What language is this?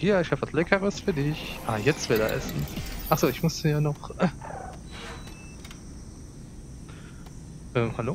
German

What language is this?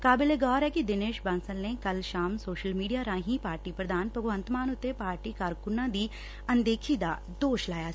Punjabi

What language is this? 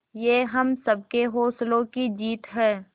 Hindi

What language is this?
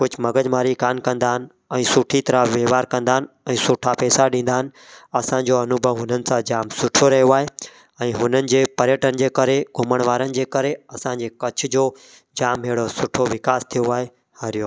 Sindhi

